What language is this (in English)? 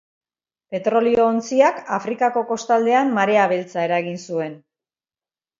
Basque